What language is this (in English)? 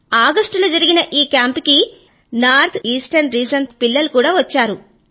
Telugu